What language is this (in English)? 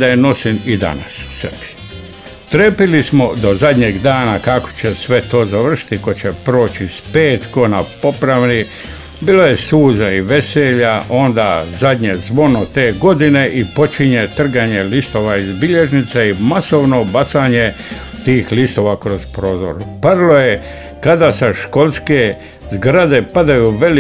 Croatian